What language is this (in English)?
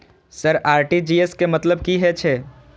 Maithili